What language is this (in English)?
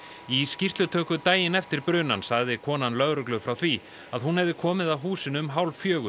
Icelandic